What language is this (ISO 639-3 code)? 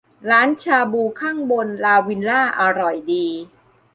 tha